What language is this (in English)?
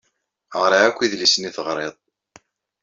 Kabyle